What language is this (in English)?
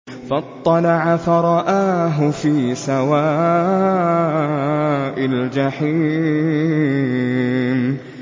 Arabic